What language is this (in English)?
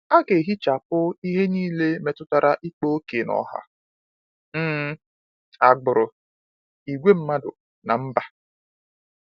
Igbo